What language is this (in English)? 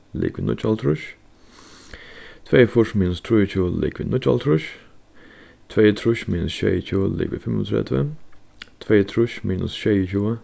Faroese